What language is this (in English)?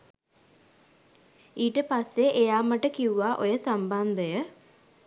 Sinhala